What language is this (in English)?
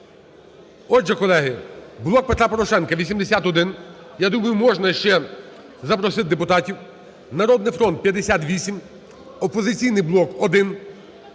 Ukrainian